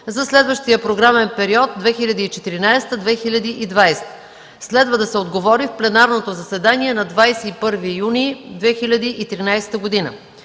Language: Bulgarian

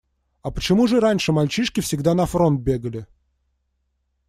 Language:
Russian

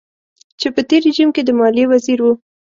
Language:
Pashto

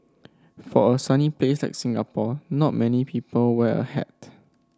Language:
English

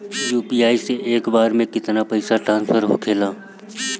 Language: Bhojpuri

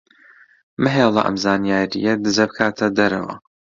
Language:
Central Kurdish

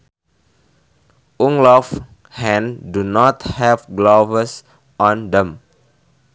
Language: Sundanese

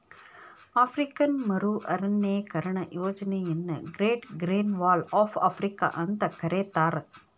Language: Kannada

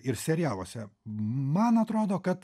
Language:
Lithuanian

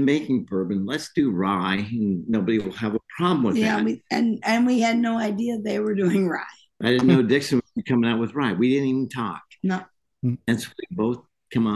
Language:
English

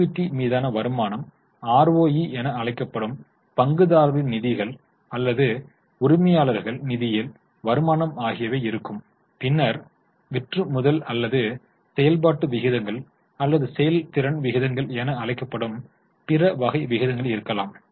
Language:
Tamil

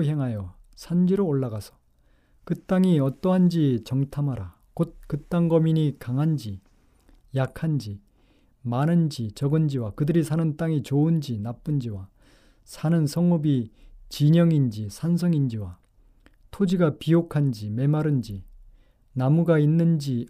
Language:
Korean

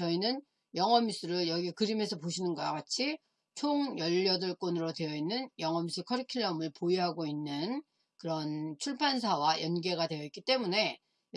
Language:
Korean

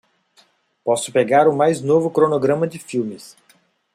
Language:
Portuguese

